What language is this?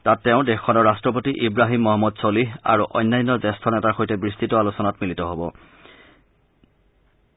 Assamese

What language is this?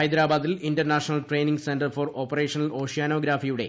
Malayalam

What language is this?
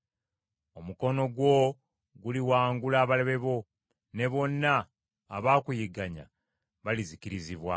Ganda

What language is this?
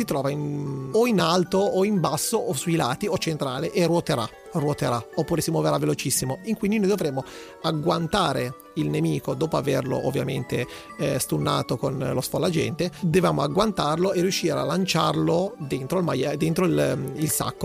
Italian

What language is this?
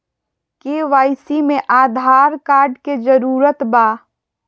Magahi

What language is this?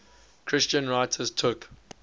English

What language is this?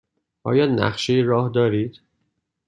Persian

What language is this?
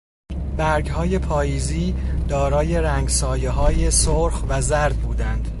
Persian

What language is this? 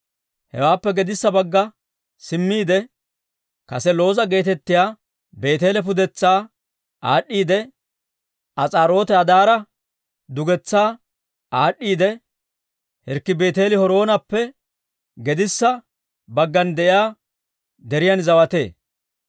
Dawro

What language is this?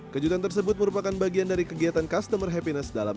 Indonesian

